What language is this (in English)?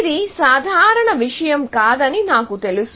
Telugu